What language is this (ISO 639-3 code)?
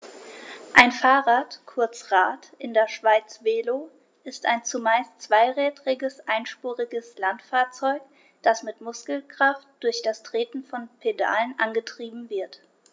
deu